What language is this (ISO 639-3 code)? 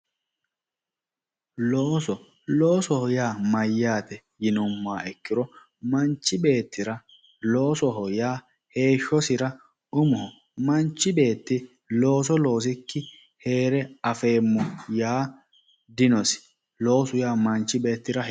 sid